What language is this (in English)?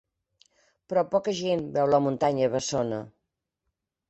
Catalan